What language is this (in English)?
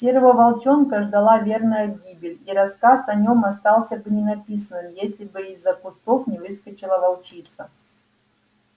Russian